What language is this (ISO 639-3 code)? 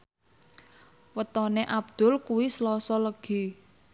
jav